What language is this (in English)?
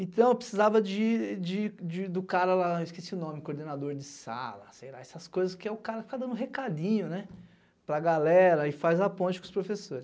Portuguese